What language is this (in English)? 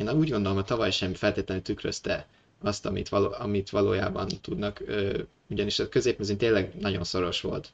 Hungarian